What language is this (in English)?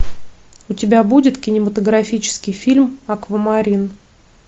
Russian